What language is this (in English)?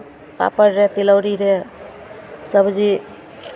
Maithili